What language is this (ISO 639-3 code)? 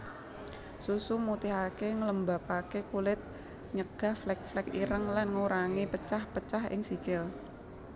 jav